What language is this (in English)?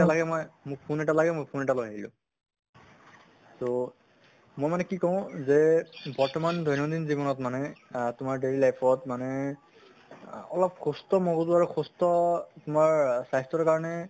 Assamese